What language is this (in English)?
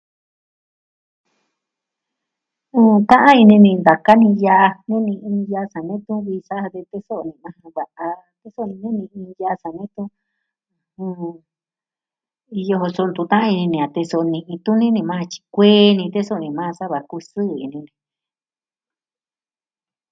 Southwestern Tlaxiaco Mixtec